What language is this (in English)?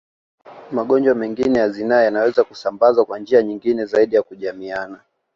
Swahili